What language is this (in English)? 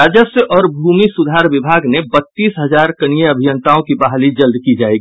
Hindi